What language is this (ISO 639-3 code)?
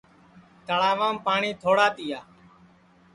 ssi